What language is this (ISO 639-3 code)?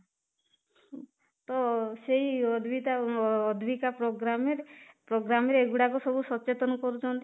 ori